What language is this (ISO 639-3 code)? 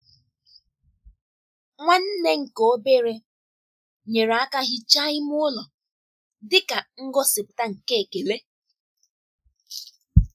ibo